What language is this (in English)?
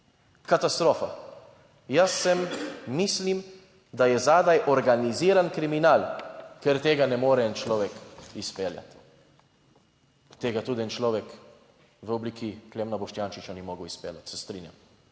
Slovenian